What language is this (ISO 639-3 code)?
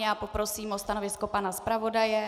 ces